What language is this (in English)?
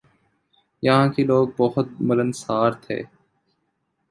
Urdu